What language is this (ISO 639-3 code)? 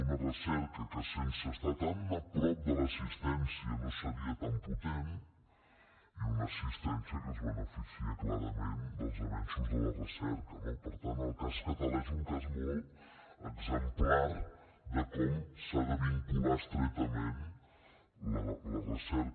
cat